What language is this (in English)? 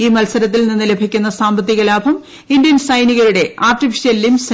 Malayalam